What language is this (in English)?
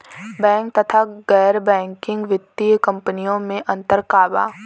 Bhojpuri